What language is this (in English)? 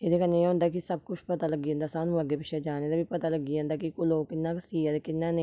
Dogri